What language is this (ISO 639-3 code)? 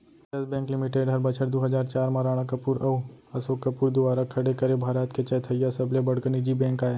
hne